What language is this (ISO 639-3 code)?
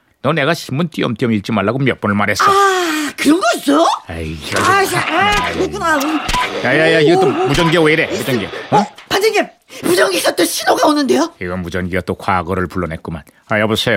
kor